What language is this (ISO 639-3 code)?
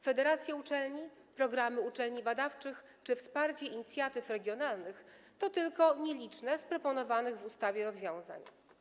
pol